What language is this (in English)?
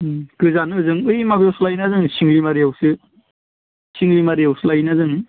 Bodo